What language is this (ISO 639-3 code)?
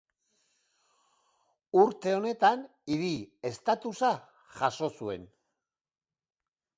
eus